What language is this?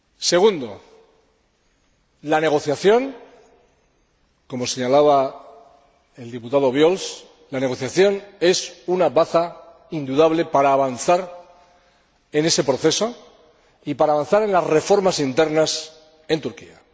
Spanish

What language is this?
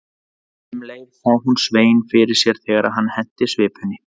Icelandic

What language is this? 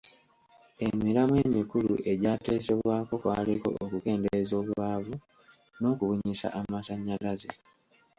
Ganda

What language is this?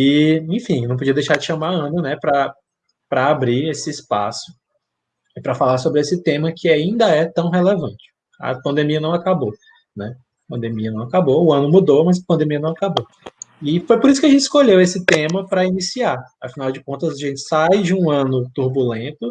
Portuguese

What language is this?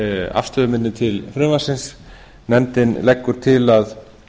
Icelandic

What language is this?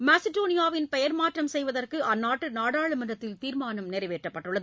Tamil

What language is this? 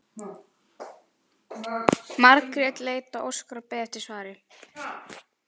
Icelandic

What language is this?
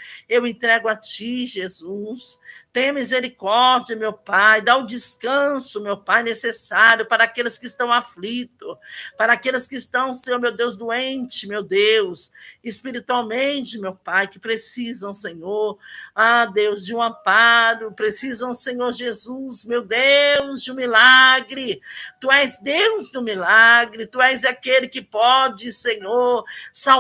Portuguese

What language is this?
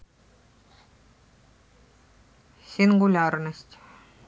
Russian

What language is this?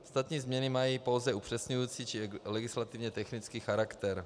Czech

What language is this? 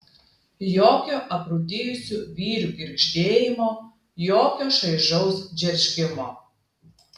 Lithuanian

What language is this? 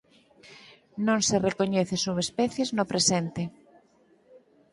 Galician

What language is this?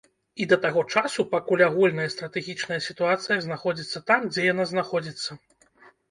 Belarusian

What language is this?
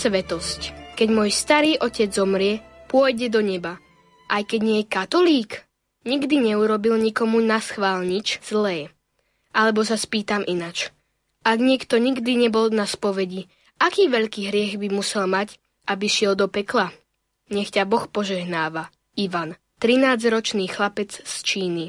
Slovak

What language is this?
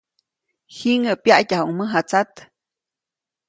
Copainalá Zoque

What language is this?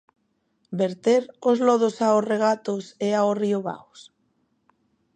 Galician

